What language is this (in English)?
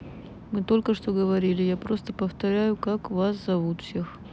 Russian